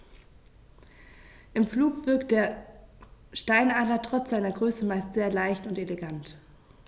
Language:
German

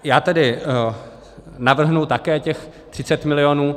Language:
Czech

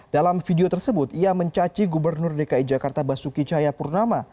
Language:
Indonesian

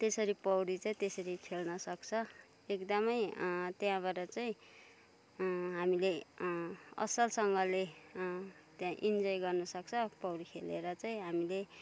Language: Nepali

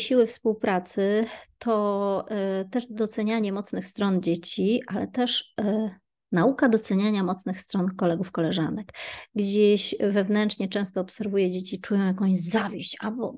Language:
Polish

